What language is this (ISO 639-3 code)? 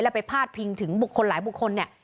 tha